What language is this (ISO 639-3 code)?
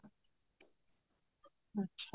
pan